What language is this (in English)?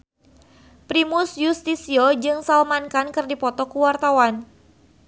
Sundanese